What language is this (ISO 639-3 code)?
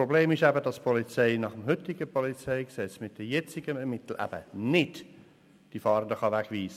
gsw